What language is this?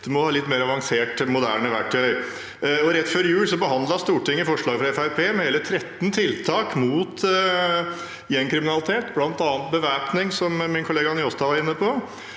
Norwegian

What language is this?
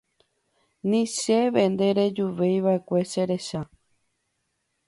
Guarani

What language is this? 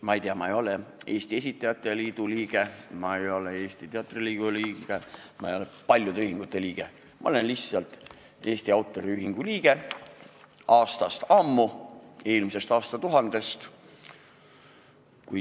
Estonian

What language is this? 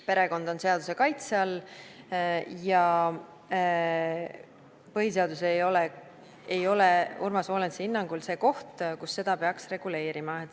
Estonian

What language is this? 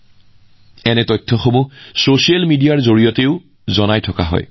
Assamese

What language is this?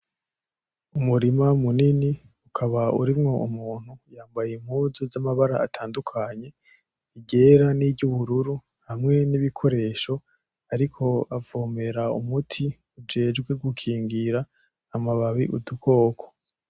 Rundi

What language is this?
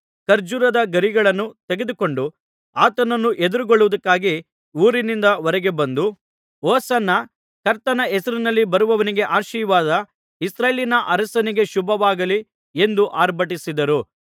Kannada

